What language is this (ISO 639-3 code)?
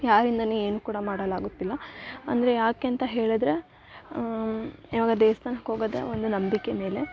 kan